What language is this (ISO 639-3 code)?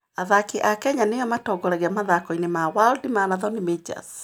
kik